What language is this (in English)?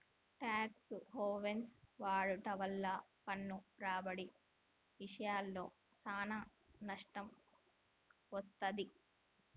Telugu